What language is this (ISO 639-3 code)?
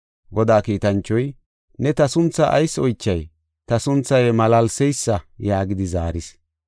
gof